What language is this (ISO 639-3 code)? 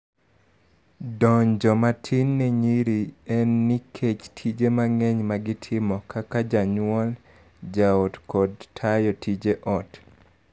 luo